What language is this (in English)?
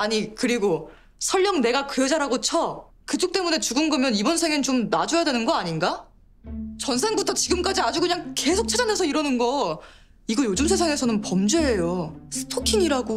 Korean